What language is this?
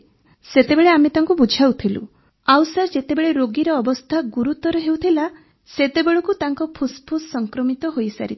Odia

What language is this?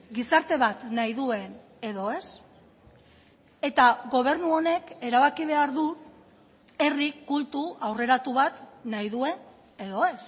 Basque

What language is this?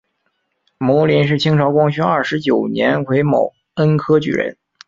Chinese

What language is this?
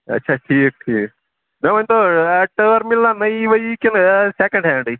Kashmiri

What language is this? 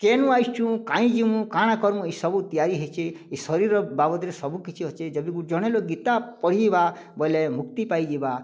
Odia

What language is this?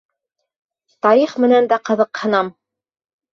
Bashkir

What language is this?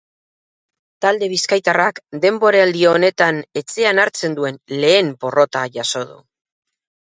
Basque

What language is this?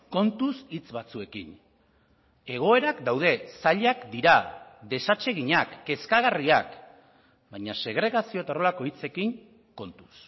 Basque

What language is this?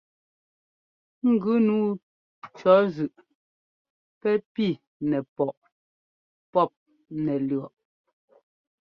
Ngomba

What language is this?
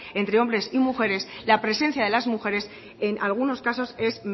Spanish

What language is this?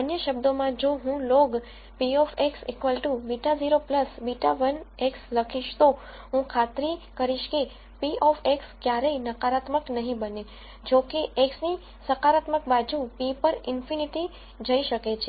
Gujarati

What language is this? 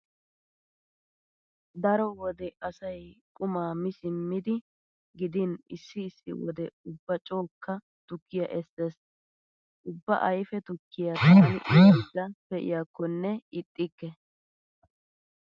Wolaytta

